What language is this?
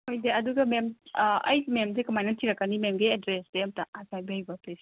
Manipuri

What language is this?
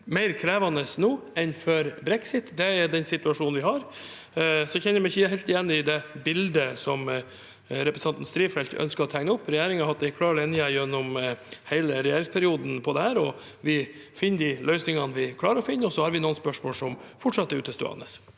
Norwegian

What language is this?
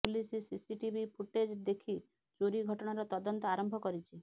Odia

